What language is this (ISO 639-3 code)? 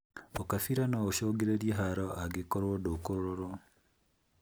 kik